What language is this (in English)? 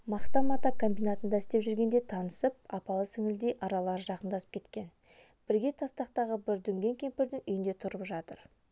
Kazakh